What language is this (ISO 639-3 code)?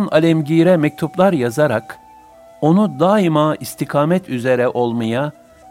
tur